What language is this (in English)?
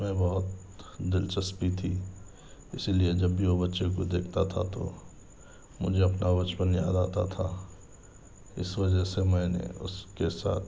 Urdu